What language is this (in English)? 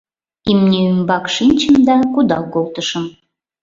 Mari